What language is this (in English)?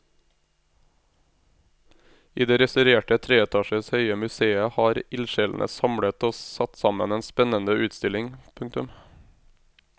Norwegian